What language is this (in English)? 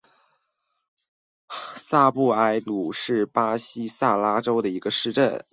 Chinese